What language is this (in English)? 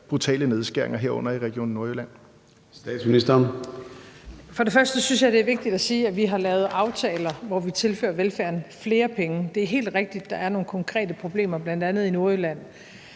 Danish